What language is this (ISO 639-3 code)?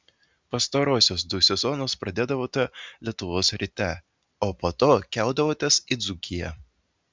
lit